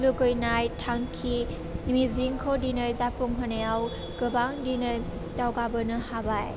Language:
Bodo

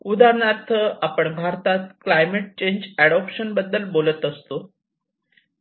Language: Marathi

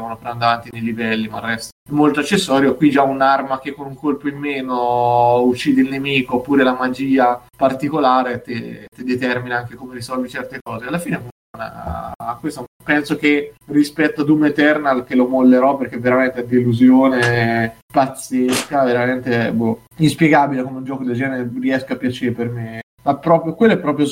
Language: Italian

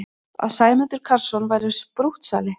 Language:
Icelandic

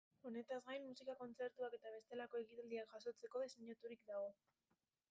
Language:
Basque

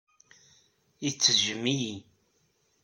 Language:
Kabyle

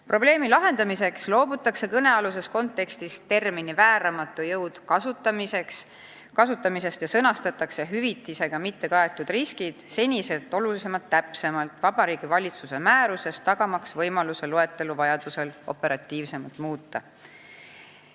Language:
Estonian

